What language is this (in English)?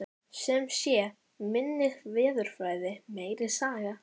Icelandic